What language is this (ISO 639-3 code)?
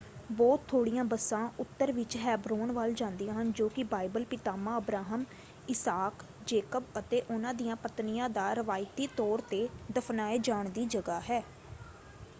pan